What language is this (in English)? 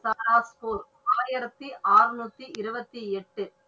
Tamil